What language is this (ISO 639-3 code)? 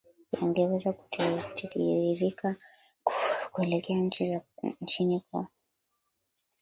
swa